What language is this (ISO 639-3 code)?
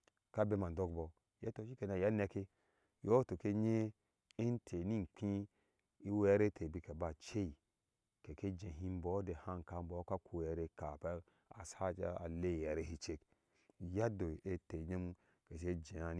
ahs